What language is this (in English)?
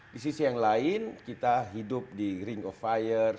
Indonesian